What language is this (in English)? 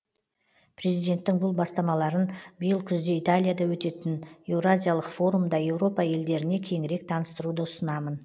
Kazakh